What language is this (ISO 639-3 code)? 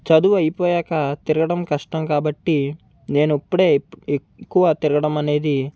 tel